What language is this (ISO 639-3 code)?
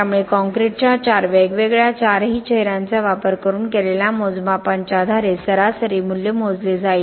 mar